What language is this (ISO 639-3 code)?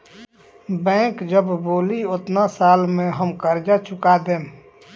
bho